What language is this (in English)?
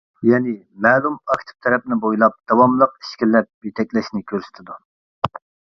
Uyghur